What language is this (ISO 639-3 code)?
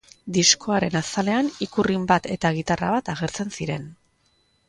eus